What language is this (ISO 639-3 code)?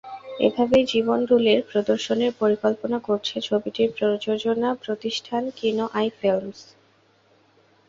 ben